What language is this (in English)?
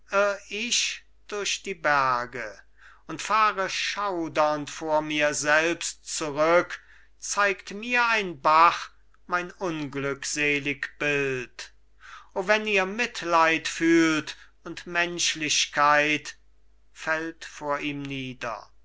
German